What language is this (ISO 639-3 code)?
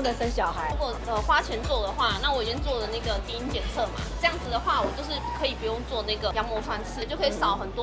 zho